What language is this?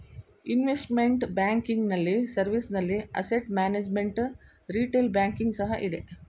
Kannada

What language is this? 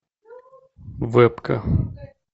Russian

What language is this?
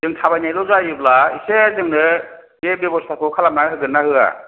Bodo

